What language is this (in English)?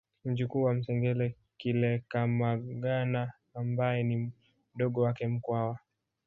Swahili